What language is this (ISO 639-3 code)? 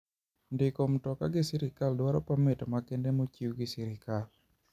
luo